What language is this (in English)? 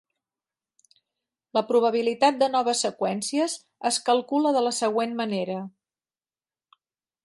Catalan